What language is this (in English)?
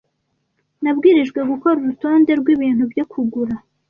Kinyarwanda